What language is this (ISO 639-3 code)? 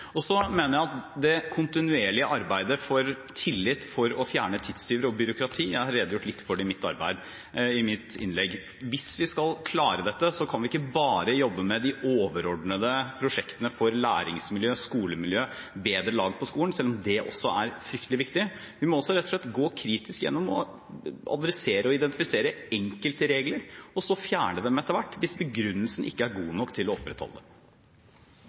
nob